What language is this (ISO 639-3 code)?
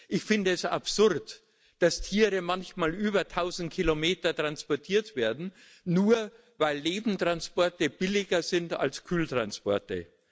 deu